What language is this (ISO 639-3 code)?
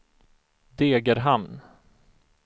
swe